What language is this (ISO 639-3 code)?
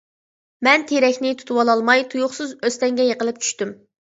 uig